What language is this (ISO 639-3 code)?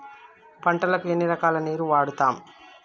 tel